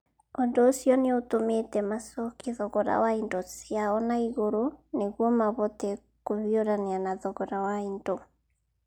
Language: Kikuyu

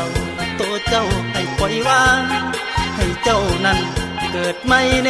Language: Thai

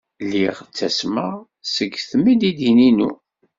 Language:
Kabyle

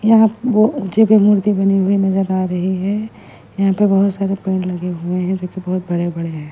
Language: Hindi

